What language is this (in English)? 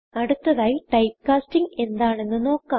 Malayalam